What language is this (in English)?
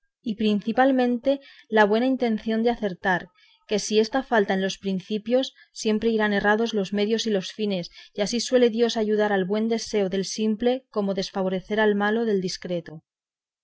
Spanish